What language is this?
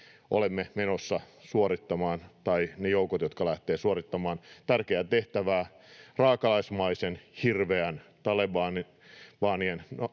Finnish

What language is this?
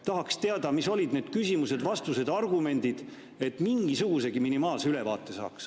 Estonian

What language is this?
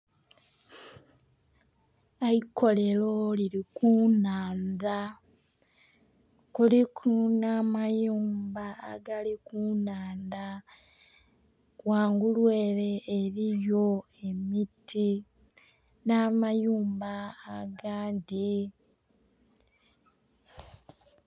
Soga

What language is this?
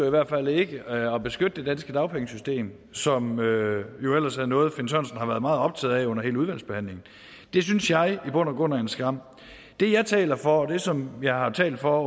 Danish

